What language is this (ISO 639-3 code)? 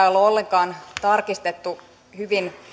fin